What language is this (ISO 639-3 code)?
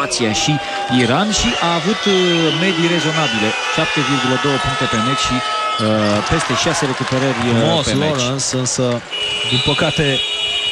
ron